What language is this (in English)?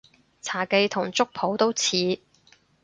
Cantonese